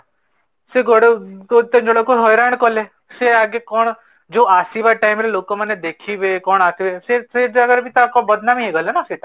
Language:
Odia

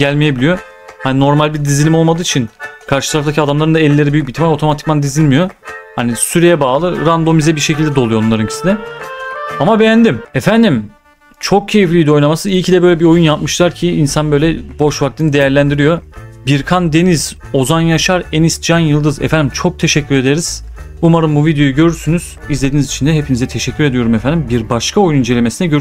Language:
Turkish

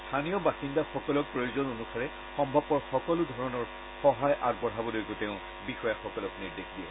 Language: Assamese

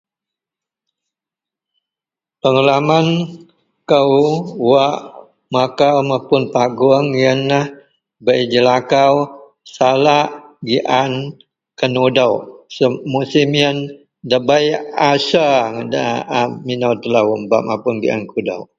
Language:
Central Melanau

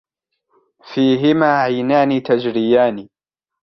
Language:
Arabic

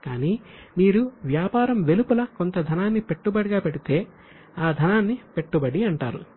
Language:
Telugu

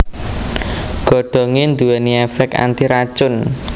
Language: Javanese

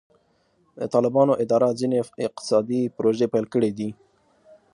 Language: Pashto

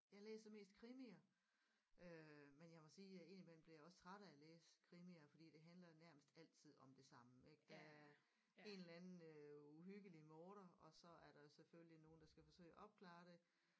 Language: Danish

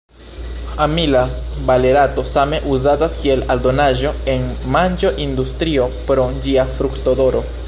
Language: Esperanto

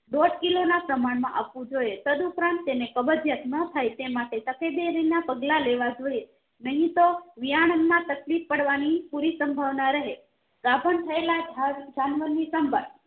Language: Gujarati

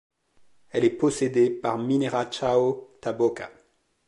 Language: French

